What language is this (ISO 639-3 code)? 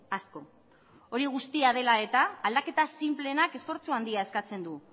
eus